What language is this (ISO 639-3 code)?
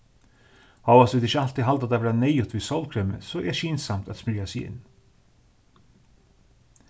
fao